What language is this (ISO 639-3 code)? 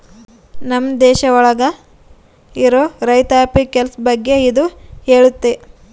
kan